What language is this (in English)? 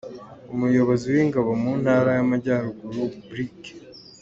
Kinyarwanda